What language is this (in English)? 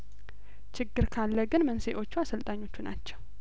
Amharic